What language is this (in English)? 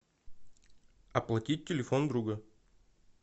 Russian